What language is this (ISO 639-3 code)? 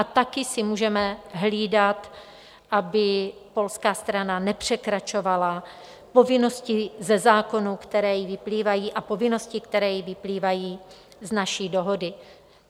ces